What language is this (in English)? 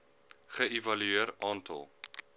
Afrikaans